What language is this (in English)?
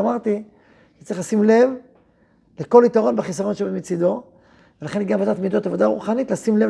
Hebrew